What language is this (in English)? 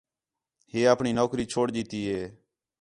Khetrani